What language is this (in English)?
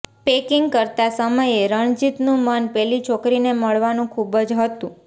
Gujarati